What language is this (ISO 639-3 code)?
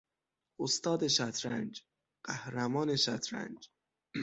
fas